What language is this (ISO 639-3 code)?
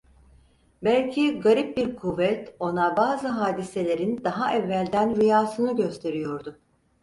tur